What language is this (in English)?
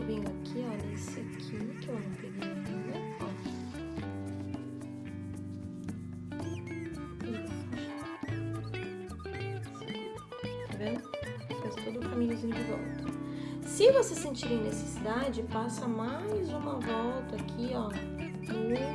Portuguese